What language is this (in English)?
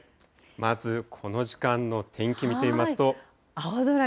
Japanese